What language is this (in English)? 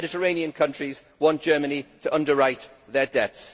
English